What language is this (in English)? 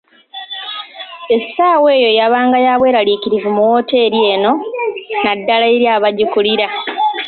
Ganda